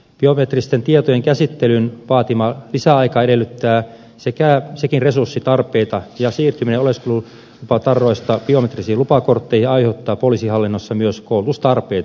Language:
Finnish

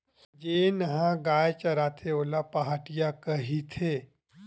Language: Chhattisgarhi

